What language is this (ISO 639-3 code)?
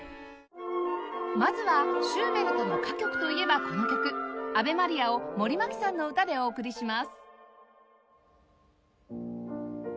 jpn